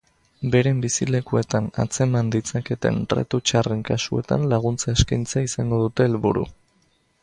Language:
Basque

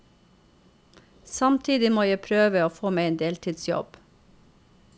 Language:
Norwegian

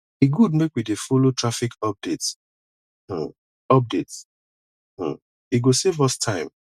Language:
Nigerian Pidgin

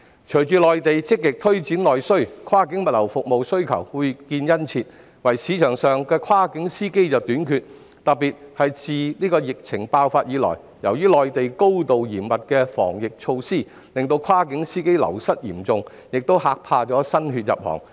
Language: Cantonese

